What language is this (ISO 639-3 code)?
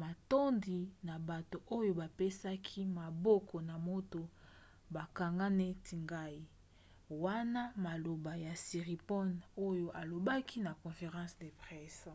lin